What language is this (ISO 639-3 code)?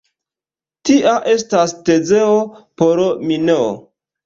epo